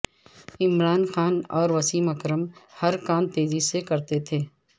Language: Urdu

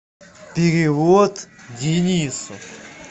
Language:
Russian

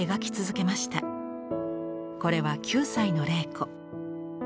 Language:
Japanese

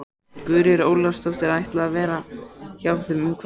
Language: Icelandic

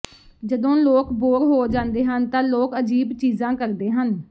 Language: Punjabi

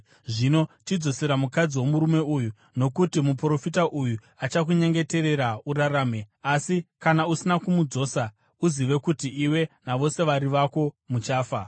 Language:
Shona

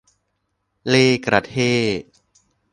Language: Thai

